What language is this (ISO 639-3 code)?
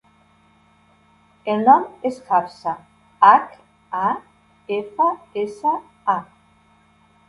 cat